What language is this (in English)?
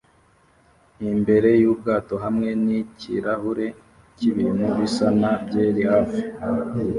Kinyarwanda